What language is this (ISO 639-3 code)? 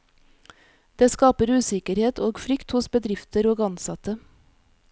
nor